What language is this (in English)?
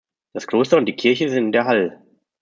German